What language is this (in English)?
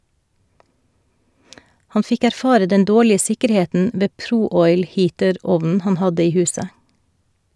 Norwegian